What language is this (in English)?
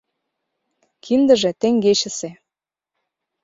Mari